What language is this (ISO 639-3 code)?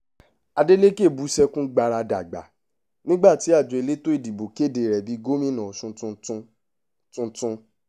yor